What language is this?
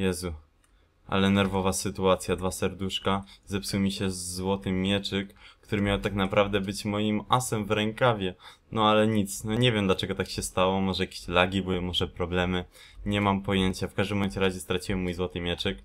Polish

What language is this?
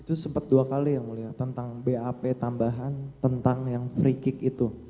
Indonesian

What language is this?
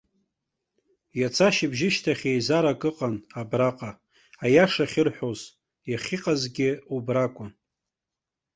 Abkhazian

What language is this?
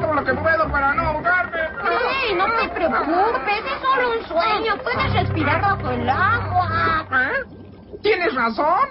Spanish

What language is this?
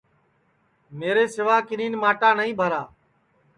Sansi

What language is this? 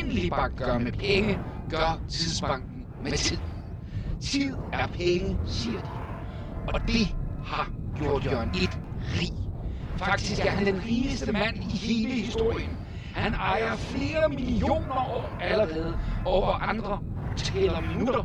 Danish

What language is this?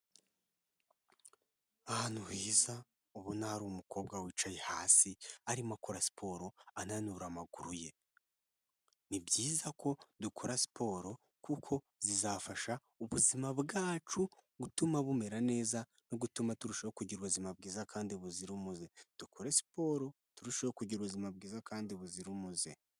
Kinyarwanda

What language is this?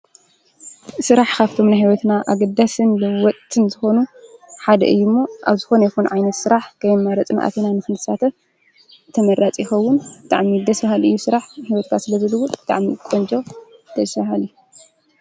Tigrinya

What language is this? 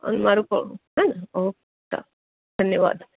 Gujarati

